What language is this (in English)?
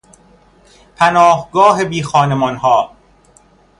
Persian